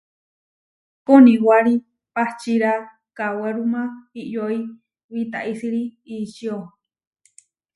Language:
Huarijio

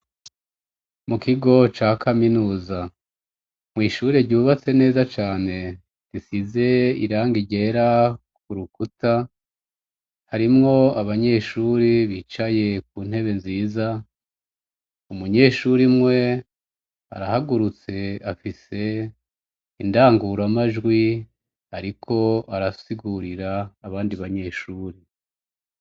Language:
Rundi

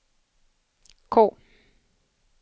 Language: Swedish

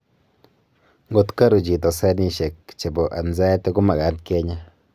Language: Kalenjin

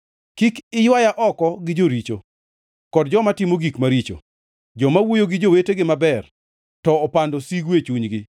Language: Luo (Kenya and Tanzania)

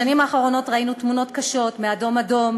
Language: Hebrew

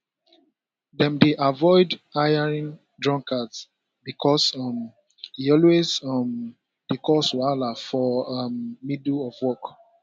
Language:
Nigerian Pidgin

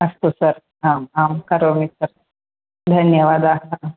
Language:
Sanskrit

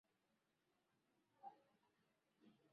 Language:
Swahili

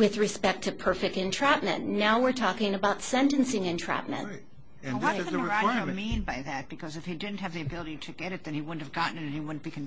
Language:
English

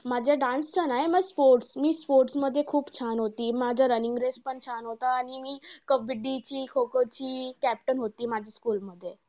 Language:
Marathi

